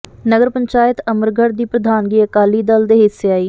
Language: Punjabi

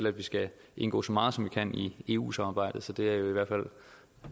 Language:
Danish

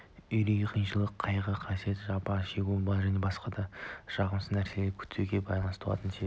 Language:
Kazakh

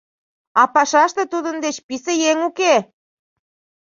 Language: Mari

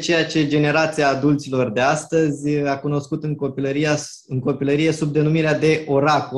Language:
Romanian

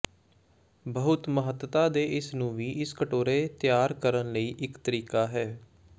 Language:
Punjabi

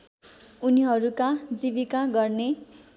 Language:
Nepali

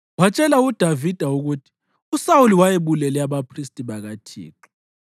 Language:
North Ndebele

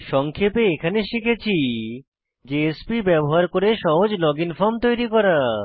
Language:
Bangla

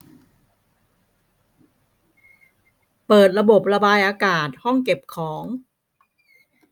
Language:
Thai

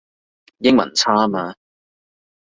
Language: Cantonese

